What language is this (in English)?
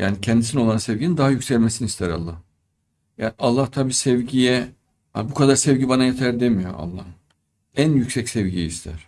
Turkish